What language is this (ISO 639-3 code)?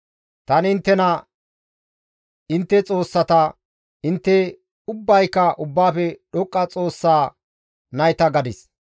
gmv